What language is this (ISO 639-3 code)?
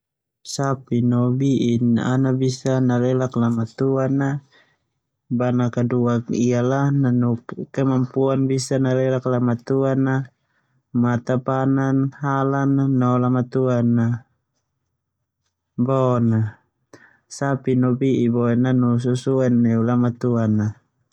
twu